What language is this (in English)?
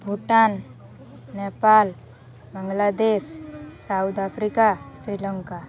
Odia